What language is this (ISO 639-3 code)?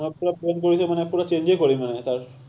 asm